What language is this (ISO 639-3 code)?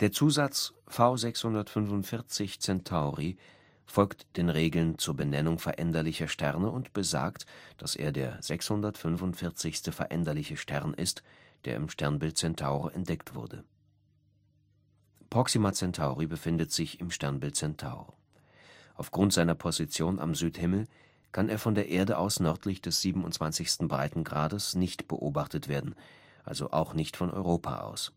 deu